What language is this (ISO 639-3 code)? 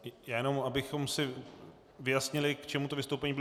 ces